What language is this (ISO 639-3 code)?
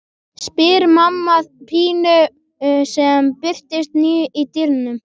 isl